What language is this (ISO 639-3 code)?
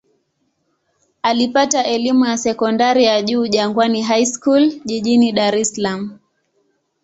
swa